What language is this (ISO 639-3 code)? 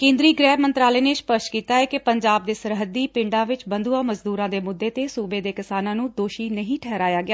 pan